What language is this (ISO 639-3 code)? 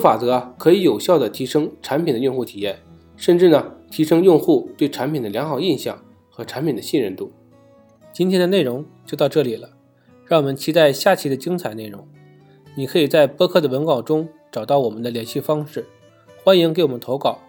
zho